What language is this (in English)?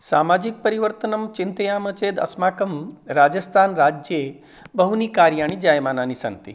Sanskrit